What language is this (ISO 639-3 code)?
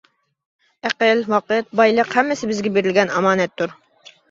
uig